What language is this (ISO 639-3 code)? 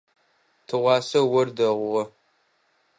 ady